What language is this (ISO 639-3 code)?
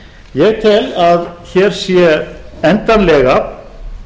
isl